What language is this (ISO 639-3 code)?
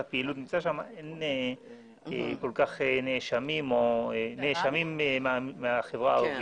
heb